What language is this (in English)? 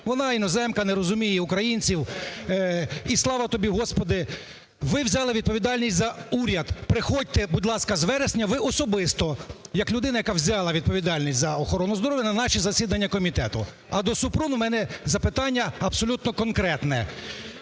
Ukrainian